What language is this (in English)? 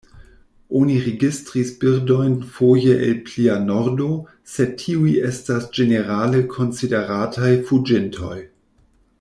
Esperanto